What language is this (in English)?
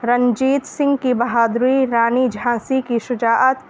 Urdu